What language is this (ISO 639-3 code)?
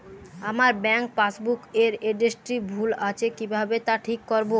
ben